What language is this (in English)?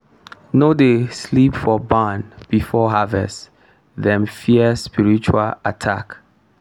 Nigerian Pidgin